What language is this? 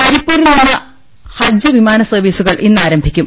Malayalam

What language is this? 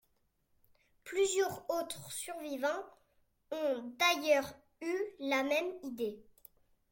French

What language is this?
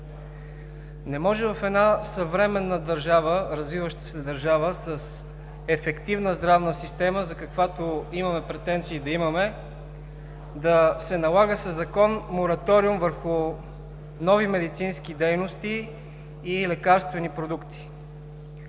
Bulgarian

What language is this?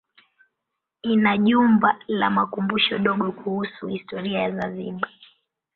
Swahili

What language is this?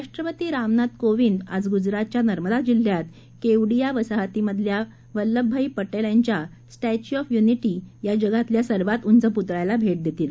Marathi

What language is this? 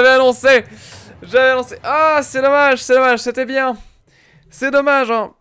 French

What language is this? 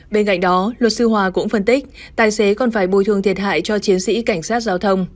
Vietnamese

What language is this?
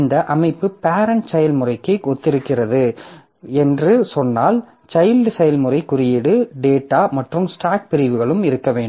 Tamil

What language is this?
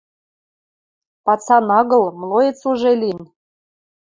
Western Mari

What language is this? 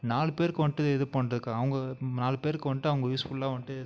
Tamil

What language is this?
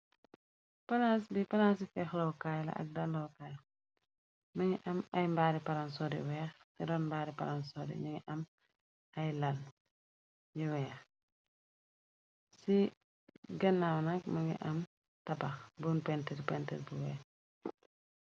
Wolof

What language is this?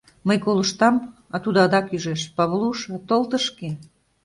Mari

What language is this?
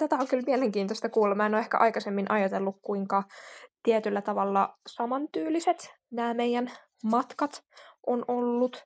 Finnish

